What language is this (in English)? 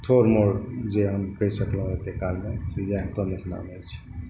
Maithili